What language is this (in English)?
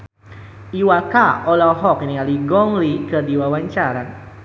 Sundanese